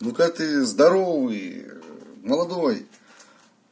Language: Russian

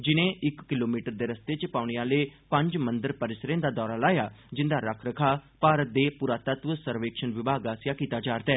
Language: Dogri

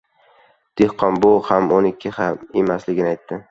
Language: Uzbek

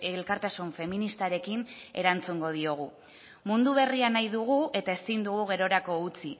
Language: Basque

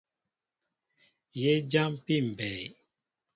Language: Mbo (Cameroon)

